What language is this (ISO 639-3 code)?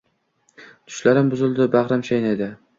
uzb